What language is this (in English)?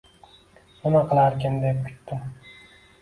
Uzbek